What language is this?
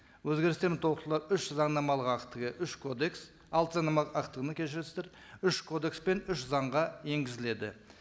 Kazakh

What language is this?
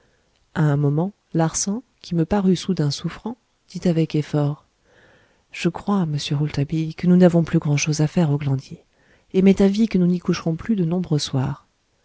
French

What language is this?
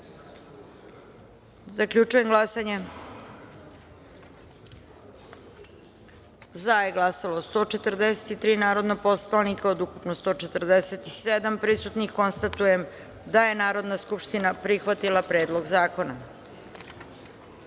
Serbian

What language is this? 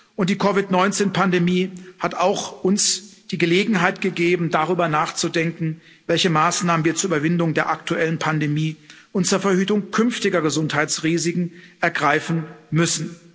German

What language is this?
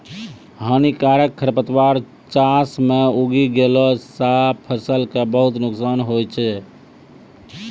Maithili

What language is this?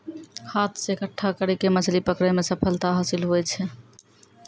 Maithili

